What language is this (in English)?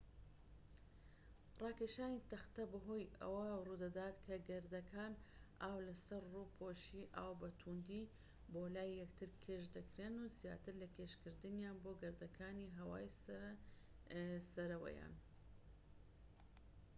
Central Kurdish